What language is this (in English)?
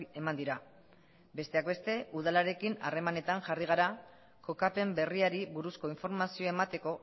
Basque